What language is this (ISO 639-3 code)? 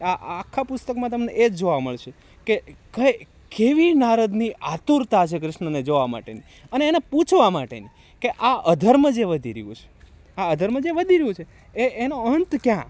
guj